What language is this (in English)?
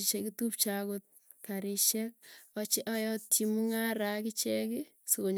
Tugen